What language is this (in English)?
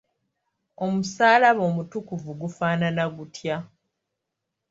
Ganda